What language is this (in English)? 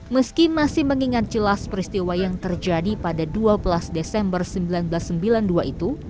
Indonesian